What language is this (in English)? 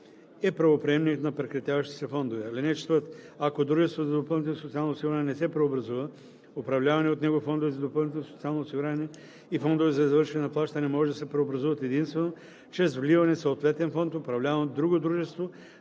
Bulgarian